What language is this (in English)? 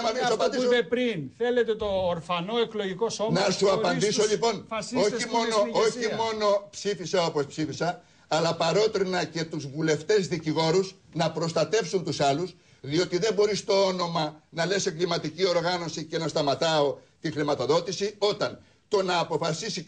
Greek